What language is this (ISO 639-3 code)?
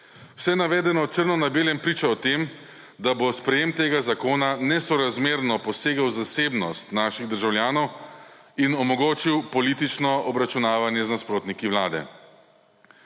slv